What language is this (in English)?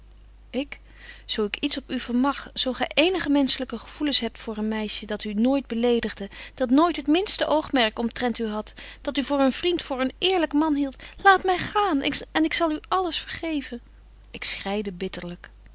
Dutch